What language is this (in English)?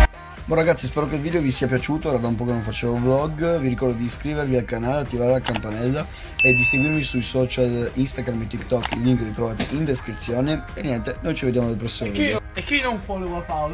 Italian